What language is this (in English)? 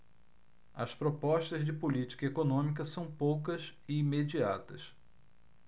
Portuguese